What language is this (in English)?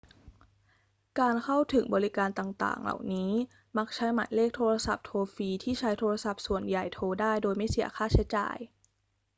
Thai